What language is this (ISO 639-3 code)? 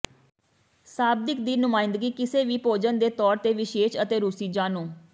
pan